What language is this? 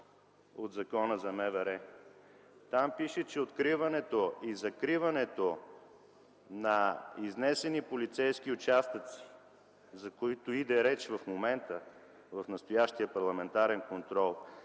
Bulgarian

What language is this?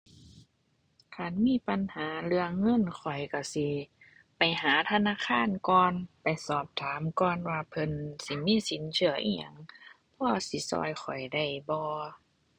Thai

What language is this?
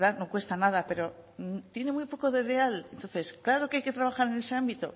Spanish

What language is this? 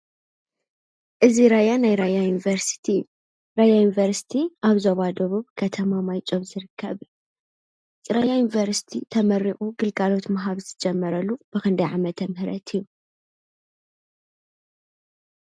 Tigrinya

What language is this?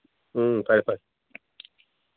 Manipuri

